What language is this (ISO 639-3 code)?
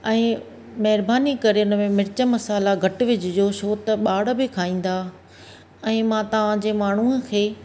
snd